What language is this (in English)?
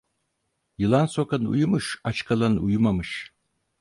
Turkish